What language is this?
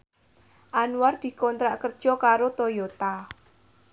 Javanese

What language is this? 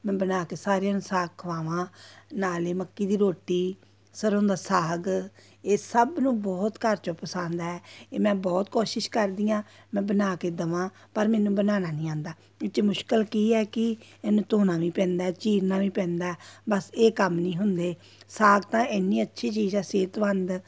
Punjabi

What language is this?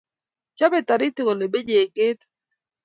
Kalenjin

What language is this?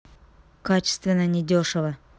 Russian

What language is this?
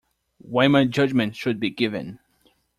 English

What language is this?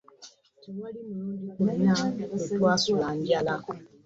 Ganda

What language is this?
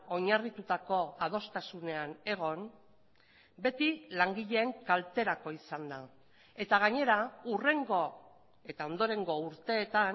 Basque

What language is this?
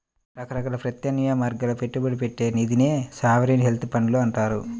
Telugu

